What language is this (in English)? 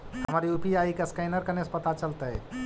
Magahi